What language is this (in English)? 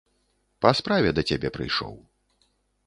Belarusian